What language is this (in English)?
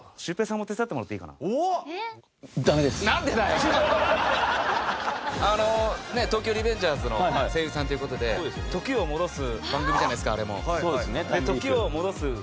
Japanese